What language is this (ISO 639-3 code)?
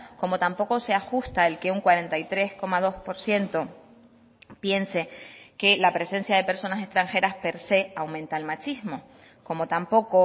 spa